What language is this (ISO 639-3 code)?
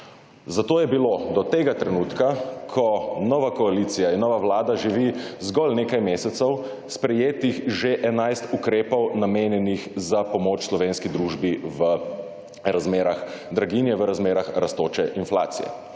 slv